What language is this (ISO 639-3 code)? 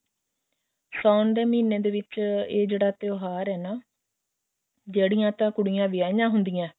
pan